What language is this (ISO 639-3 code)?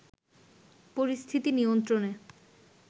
ben